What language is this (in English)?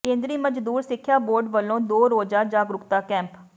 Punjabi